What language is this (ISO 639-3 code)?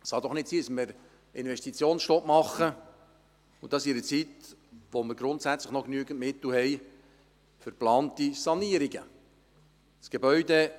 gsw